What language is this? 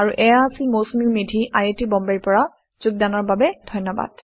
Assamese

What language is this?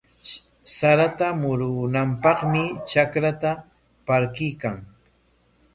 Corongo Ancash Quechua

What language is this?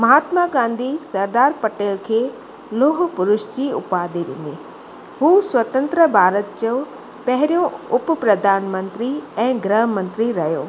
Sindhi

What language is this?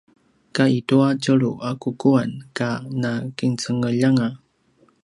Paiwan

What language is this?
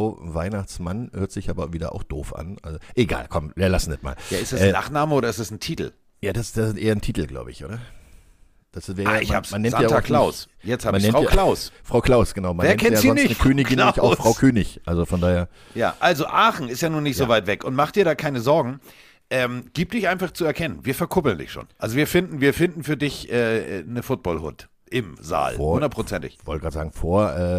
German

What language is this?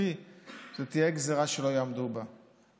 Hebrew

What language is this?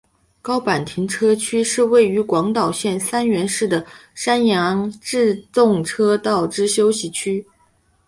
Chinese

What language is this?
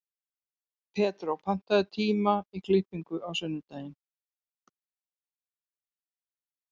Icelandic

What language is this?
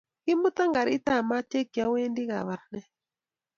Kalenjin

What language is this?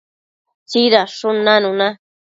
Matsés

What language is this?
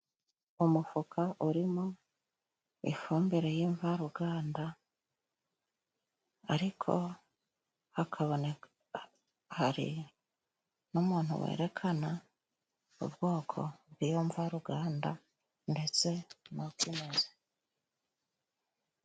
Kinyarwanda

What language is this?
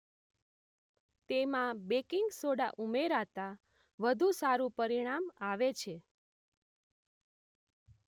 Gujarati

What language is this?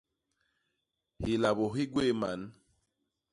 Basaa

